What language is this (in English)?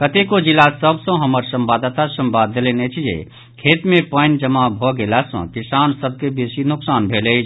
Maithili